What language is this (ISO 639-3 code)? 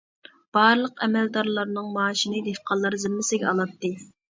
uig